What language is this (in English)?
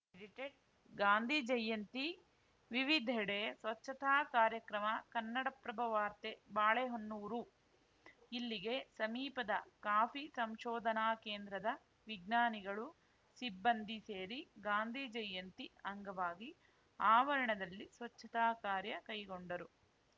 Kannada